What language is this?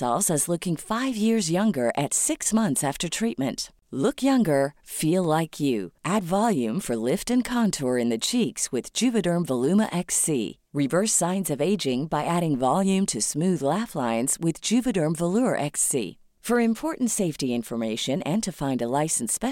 Filipino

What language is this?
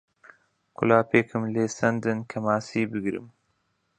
Central Kurdish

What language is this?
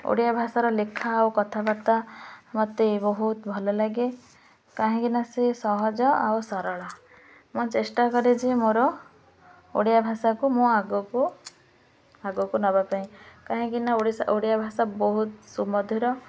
Odia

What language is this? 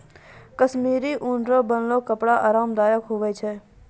Maithili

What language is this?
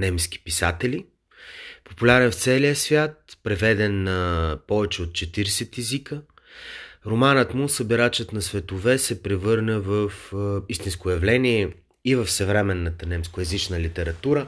Bulgarian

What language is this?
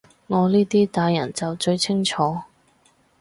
Cantonese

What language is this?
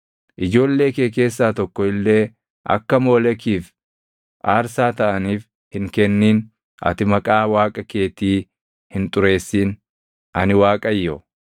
Oromo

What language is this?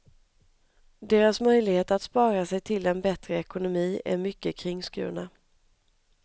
Swedish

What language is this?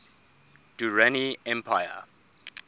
English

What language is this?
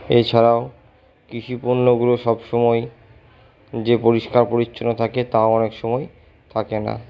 Bangla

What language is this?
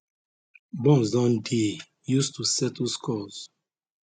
Nigerian Pidgin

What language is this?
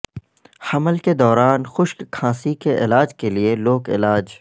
Urdu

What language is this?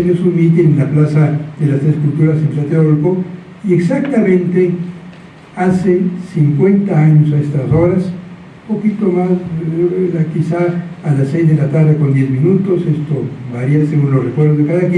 Spanish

